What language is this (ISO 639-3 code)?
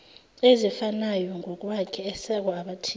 zul